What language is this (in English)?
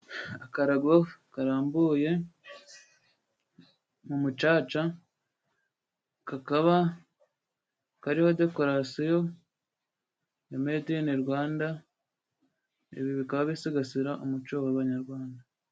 Kinyarwanda